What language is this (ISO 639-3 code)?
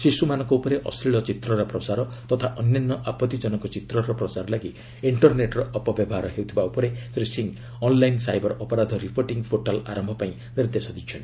ori